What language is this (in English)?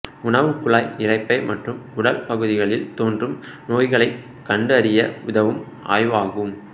Tamil